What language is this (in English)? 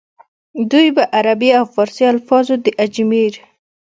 Pashto